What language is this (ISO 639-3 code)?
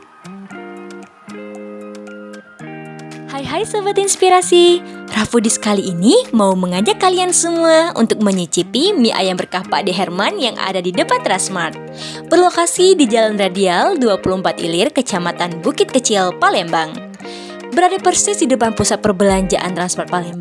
ind